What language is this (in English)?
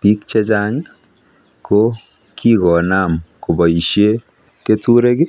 Kalenjin